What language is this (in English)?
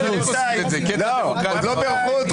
Hebrew